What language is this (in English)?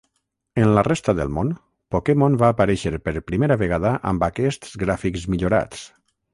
Catalan